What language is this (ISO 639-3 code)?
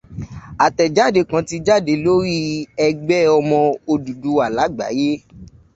yor